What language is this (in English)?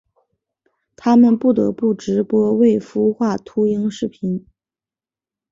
Chinese